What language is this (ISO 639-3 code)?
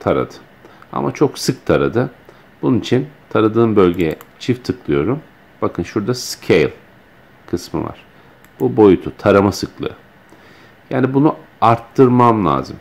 tur